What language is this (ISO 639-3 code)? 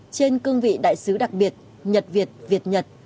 vie